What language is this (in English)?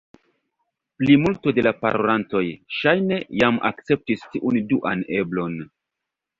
Esperanto